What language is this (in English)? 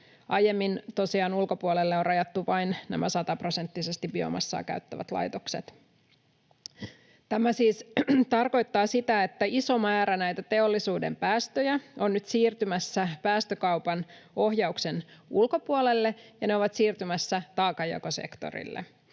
Finnish